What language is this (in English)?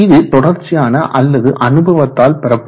Tamil